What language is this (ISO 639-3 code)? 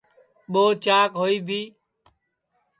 ssi